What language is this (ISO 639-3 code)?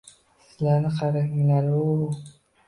uzb